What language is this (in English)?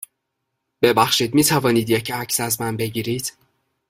Persian